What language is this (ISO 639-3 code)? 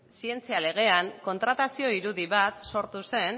eus